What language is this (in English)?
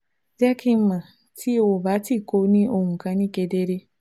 Yoruba